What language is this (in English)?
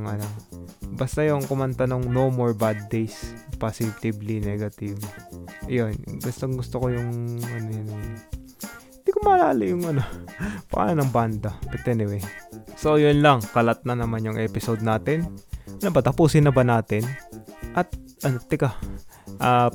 Filipino